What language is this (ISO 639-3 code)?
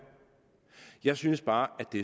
dan